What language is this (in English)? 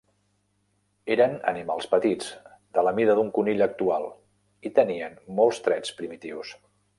Catalan